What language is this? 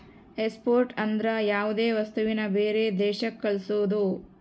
Kannada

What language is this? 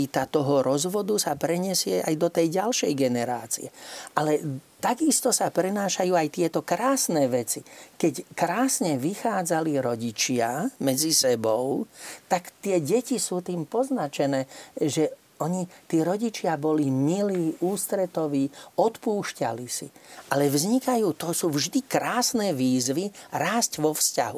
Slovak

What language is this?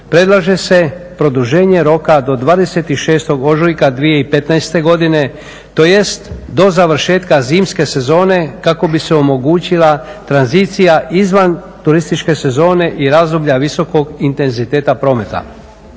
Croatian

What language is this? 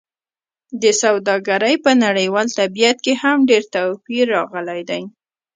Pashto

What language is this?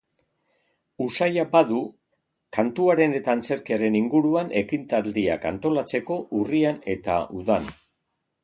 Basque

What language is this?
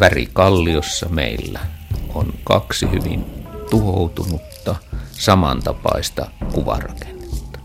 Finnish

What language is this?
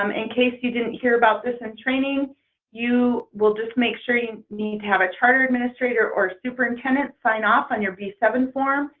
English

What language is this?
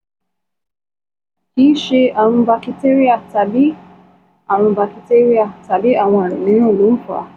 Yoruba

